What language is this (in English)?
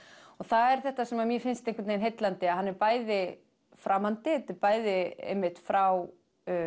Icelandic